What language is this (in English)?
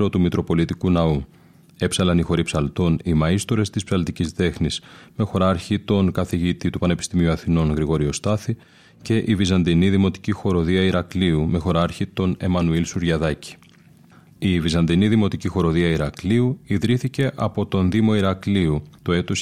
Greek